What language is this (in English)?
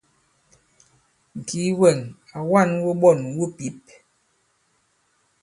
Bankon